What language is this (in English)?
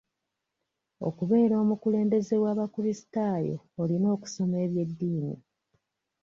Ganda